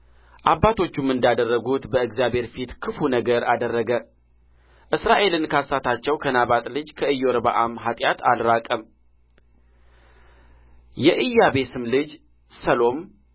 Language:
Amharic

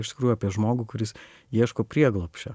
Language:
Lithuanian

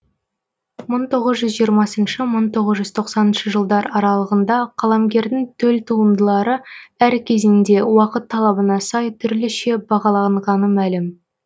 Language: Kazakh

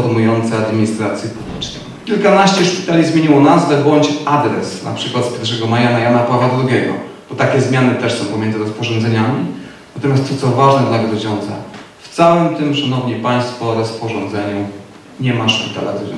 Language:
Polish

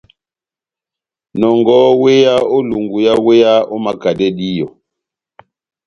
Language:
Batanga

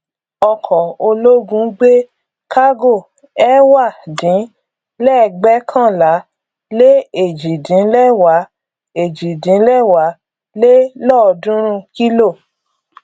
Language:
Yoruba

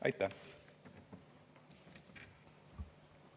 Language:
Estonian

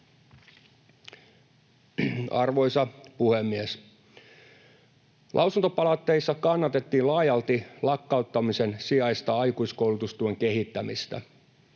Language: Finnish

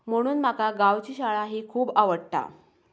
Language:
Konkani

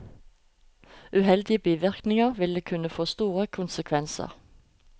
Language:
Norwegian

